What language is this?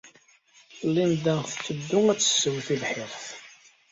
Kabyle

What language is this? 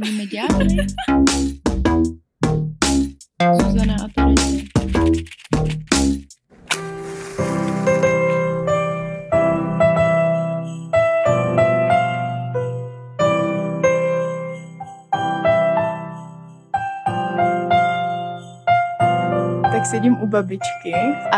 Czech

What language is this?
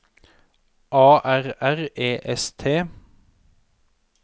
Norwegian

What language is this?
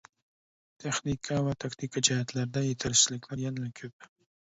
Uyghur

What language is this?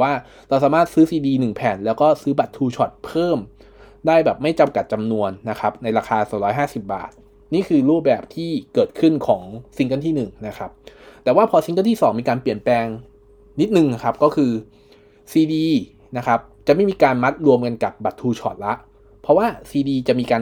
Thai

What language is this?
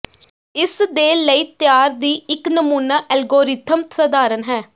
Punjabi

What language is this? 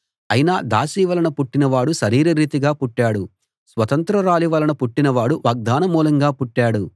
Telugu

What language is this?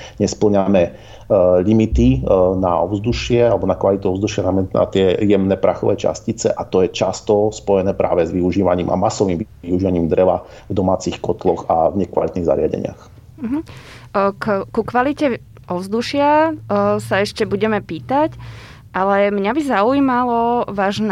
Slovak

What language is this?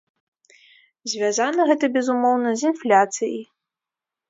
Belarusian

